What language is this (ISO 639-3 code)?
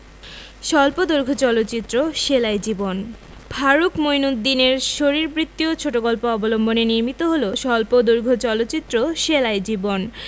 ben